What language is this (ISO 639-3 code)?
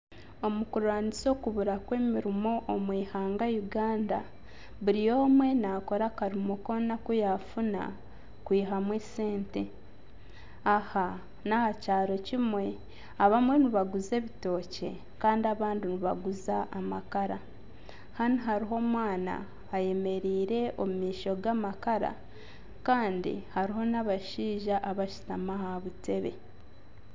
nyn